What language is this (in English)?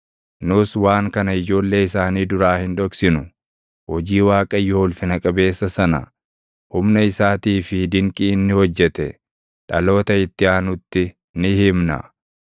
Oromo